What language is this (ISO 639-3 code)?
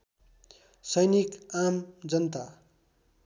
nep